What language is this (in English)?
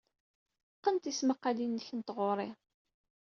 Kabyle